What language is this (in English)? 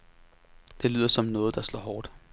Danish